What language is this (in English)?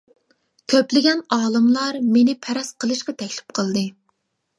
Uyghur